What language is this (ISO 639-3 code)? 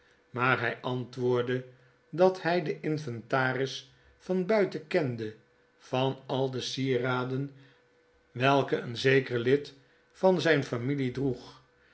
nld